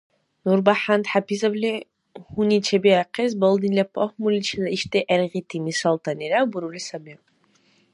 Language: Dargwa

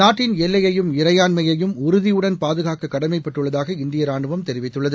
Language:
Tamil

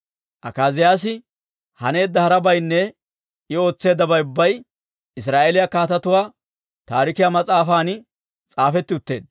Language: Dawro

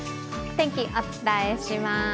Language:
Japanese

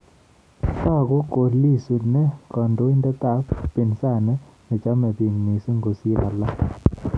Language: Kalenjin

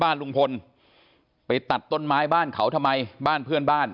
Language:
Thai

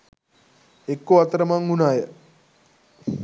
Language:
Sinhala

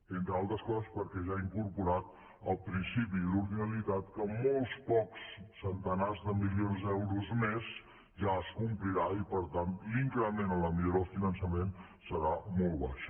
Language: Catalan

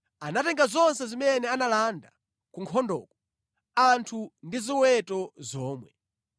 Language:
Nyanja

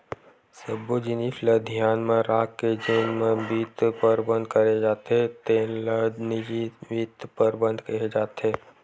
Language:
Chhattisgarhi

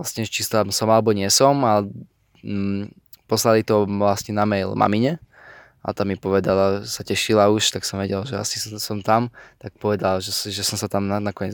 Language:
Slovak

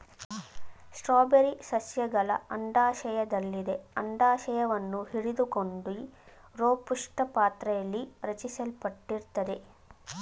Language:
Kannada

